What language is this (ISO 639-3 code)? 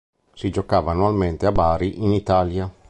ita